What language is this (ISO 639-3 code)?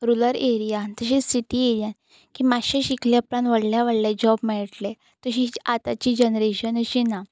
kok